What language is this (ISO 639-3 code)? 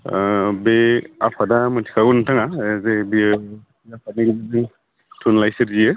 brx